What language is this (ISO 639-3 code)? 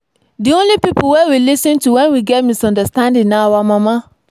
pcm